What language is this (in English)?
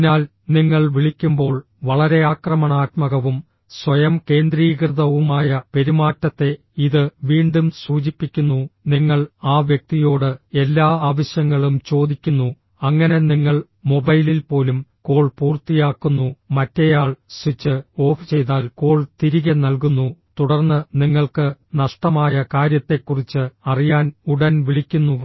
Malayalam